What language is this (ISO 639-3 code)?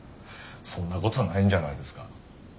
jpn